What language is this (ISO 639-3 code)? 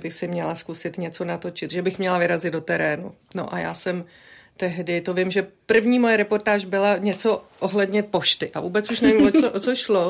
ces